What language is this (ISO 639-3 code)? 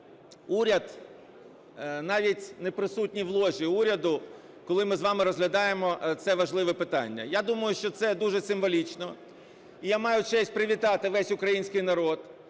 ukr